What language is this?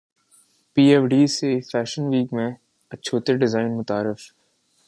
Urdu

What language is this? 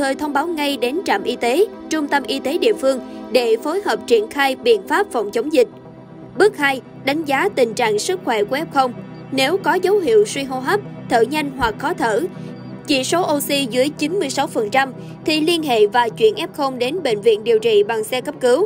Vietnamese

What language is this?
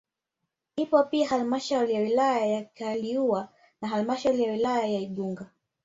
Swahili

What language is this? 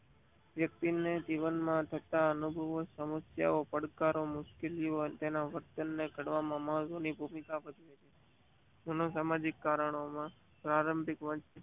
Gujarati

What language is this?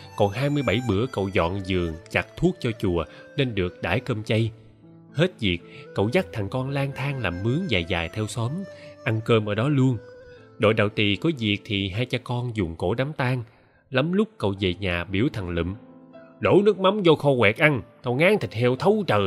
Vietnamese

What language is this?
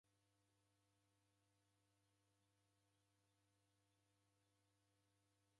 Taita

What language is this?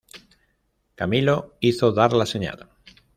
Spanish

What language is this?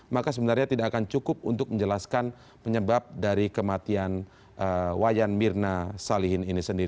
Indonesian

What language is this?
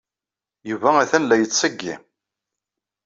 Kabyle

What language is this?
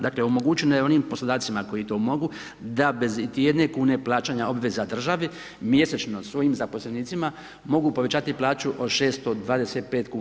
Croatian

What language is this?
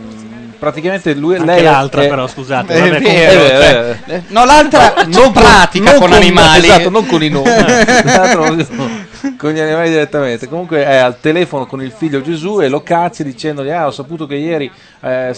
Italian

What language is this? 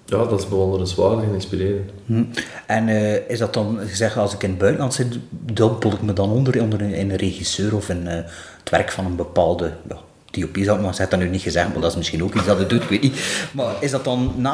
Dutch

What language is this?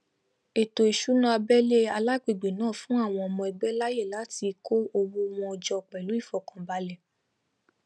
Yoruba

